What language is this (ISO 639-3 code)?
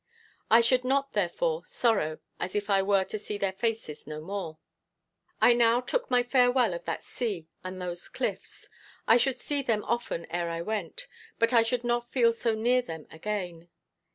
eng